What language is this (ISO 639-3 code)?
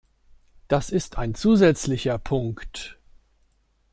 deu